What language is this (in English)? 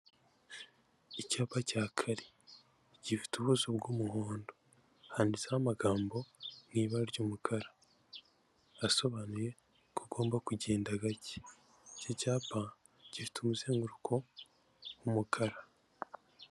Kinyarwanda